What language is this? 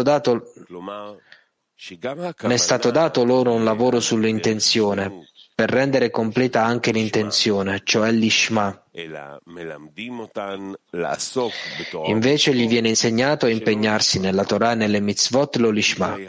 Italian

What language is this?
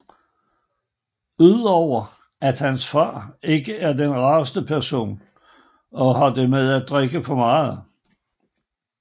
Danish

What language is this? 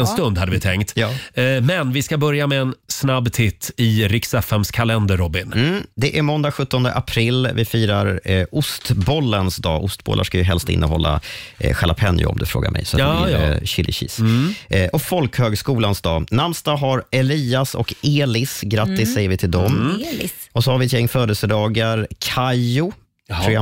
Swedish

